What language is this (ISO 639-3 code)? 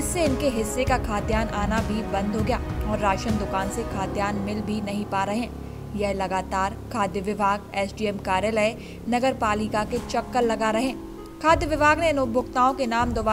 hin